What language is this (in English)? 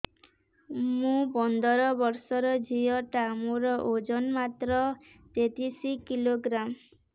Odia